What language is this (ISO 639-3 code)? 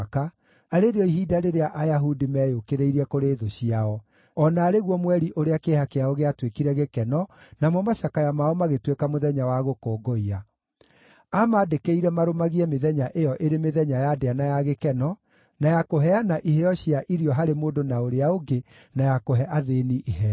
kik